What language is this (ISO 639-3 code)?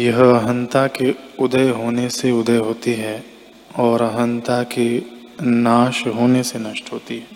hin